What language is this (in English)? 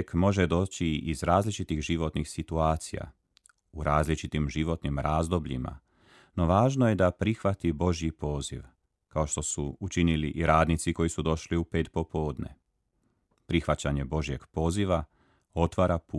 Croatian